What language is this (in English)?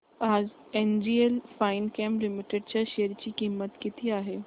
Marathi